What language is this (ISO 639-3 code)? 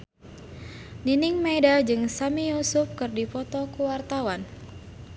sun